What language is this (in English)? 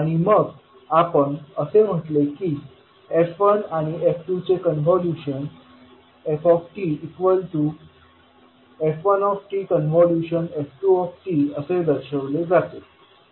Marathi